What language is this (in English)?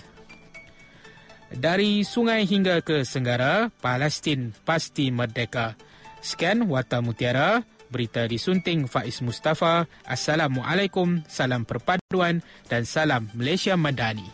Malay